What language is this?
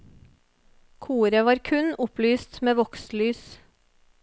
Norwegian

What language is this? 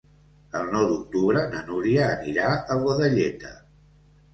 Catalan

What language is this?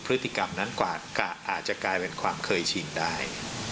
Thai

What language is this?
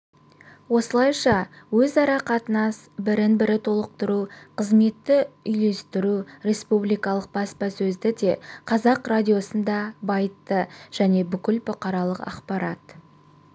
Kazakh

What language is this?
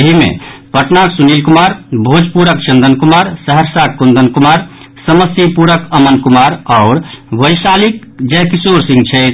Maithili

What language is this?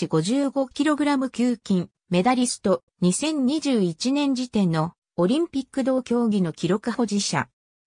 Japanese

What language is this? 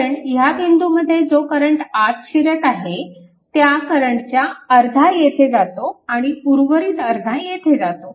Marathi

